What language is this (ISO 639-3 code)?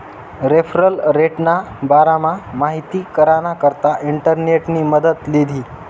mar